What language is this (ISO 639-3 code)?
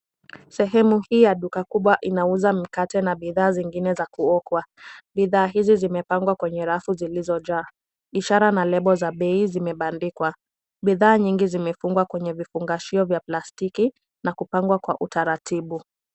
swa